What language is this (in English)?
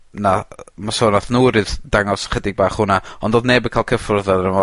Welsh